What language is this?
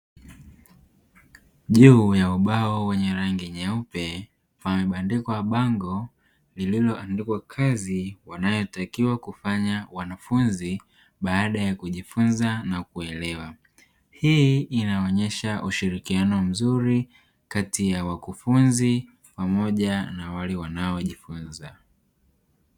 Swahili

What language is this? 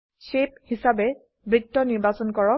Assamese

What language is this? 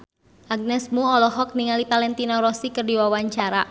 Sundanese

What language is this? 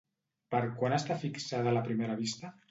Catalan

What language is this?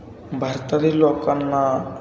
Marathi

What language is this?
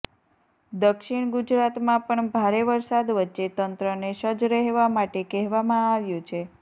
Gujarati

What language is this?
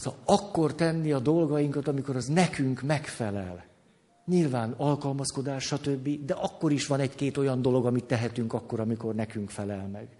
Hungarian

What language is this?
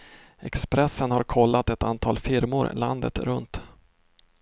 Swedish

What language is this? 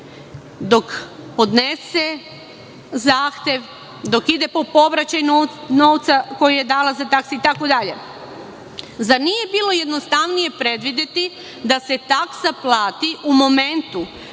Serbian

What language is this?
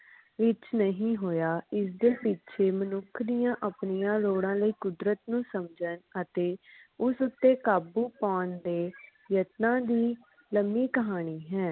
Punjabi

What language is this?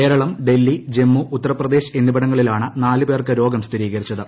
Malayalam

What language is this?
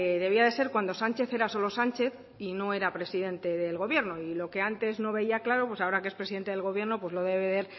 Spanish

